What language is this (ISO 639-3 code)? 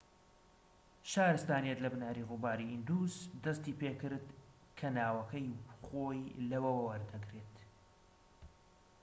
ckb